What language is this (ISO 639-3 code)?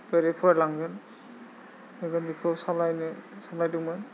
brx